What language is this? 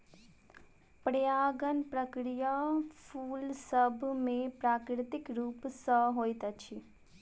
Maithili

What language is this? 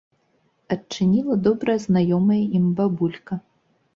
Belarusian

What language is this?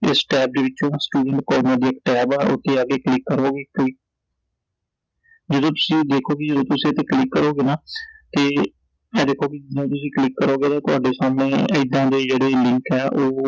Punjabi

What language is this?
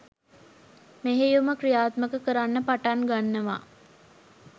Sinhala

